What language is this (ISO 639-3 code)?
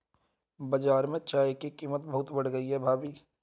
hin